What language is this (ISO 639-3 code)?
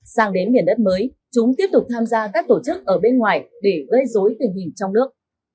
vie